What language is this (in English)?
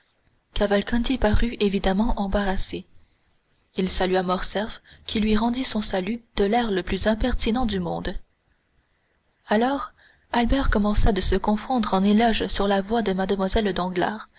French